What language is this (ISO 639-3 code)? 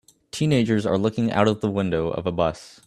eng